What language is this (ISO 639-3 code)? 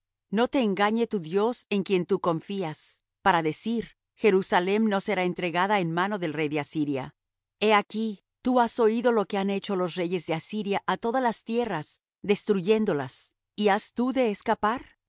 spa